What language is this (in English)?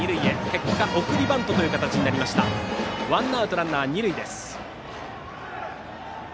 Japanese